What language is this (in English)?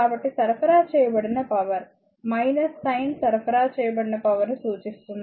Telugu